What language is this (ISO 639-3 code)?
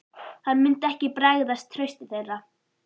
isl